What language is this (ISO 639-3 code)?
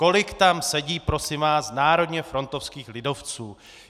ces